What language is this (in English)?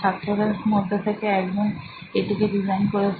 Bangla